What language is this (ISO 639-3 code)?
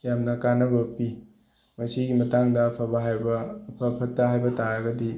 mni